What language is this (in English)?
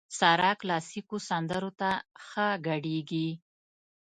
Pashto